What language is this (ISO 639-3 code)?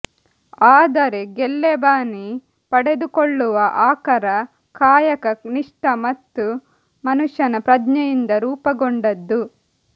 kan